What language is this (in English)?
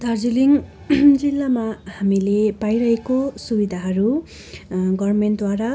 Nepali